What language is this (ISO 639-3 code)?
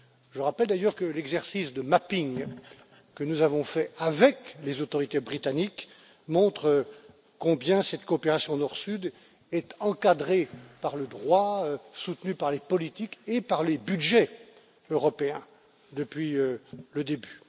fra